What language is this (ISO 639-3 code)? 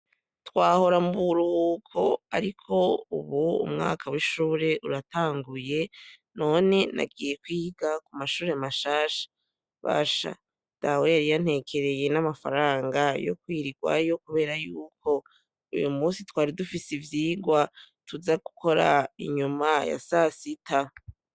run